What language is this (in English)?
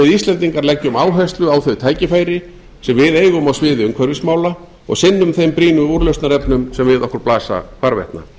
Icelandic